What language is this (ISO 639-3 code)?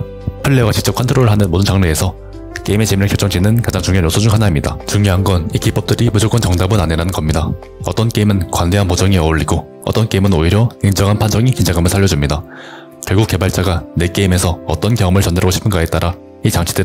kor